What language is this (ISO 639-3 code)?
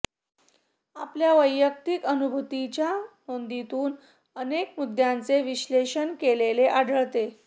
mar